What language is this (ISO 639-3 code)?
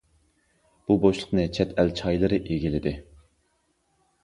uig